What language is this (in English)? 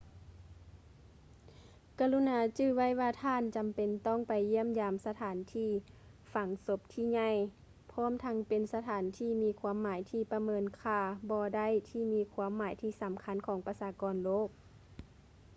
Lao